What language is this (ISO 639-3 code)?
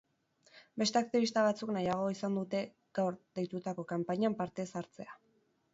eus